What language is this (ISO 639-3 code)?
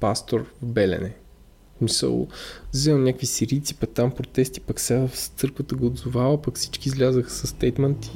bul